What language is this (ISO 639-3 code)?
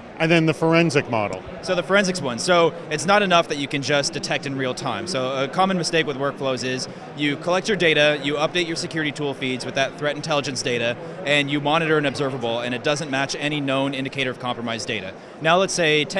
eng